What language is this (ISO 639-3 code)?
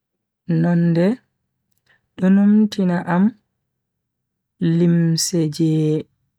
fui